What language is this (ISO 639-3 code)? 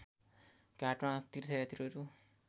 nep